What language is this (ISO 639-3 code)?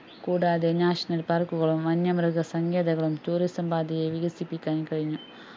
mal